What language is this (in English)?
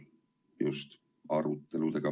Estonian